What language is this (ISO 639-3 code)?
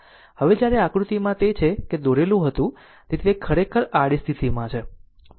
guj